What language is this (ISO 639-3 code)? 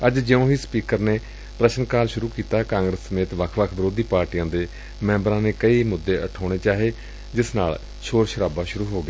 pan